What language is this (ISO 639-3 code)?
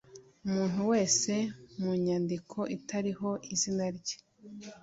kin